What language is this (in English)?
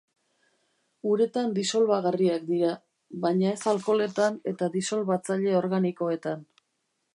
Basque